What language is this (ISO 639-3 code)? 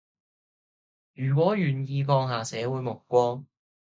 yue